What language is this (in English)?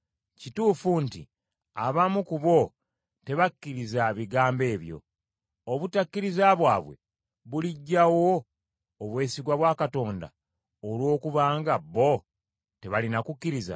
Ganda